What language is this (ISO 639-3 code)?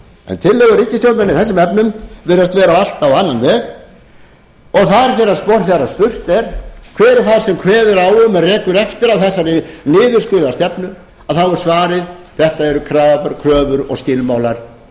isl